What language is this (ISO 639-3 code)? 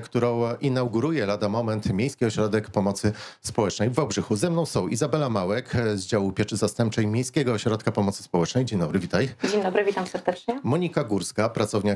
pol